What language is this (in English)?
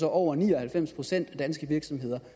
Danish